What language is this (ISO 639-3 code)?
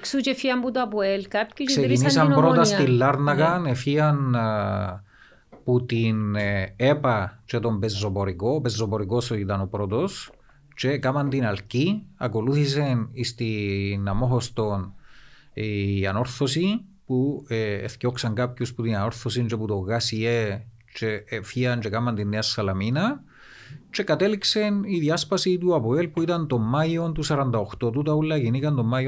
ell